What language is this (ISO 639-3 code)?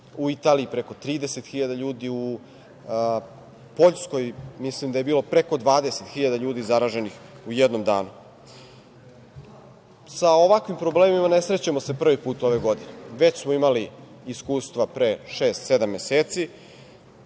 srp